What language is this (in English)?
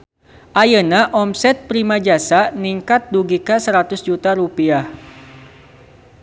Sundanese